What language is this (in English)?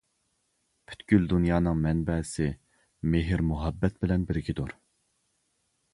Uyghur